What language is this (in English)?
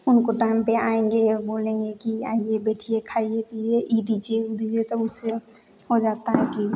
Hindi